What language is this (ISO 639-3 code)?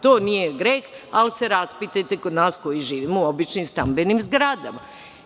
srp